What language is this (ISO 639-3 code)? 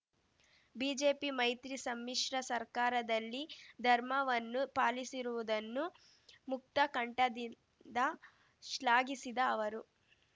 kan